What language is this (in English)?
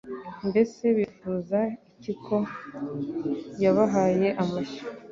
Kinyarwanda